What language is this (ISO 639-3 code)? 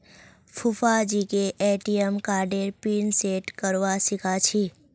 mag